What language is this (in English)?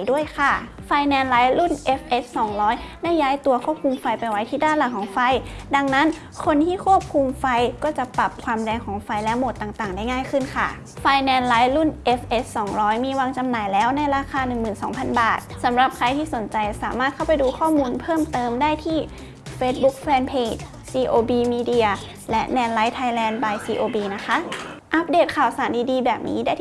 Thai